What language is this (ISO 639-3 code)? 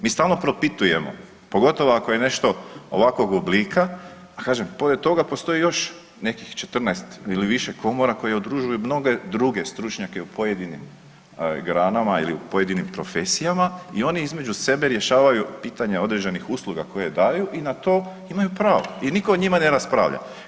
hrv